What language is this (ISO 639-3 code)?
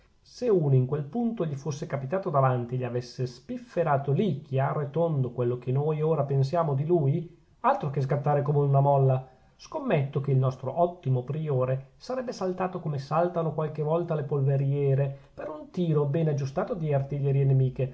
ita